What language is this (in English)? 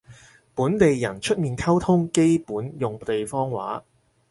Cantonese